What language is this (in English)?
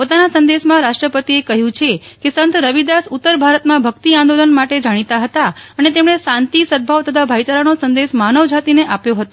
Gujarati